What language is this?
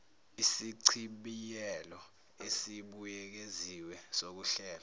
Zulu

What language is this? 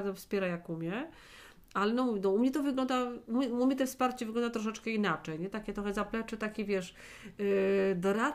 Polish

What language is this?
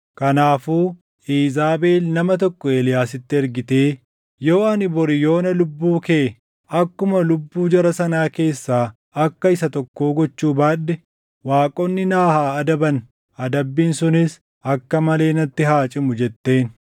Oromo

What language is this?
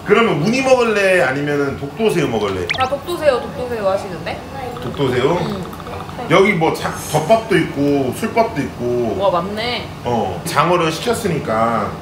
Korean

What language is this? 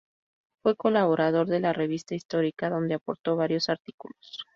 Spanish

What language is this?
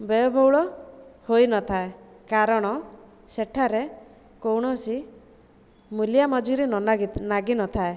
Odia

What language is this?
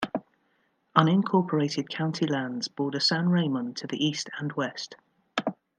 English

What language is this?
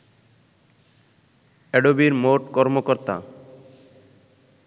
Bangla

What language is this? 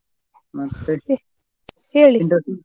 Kannada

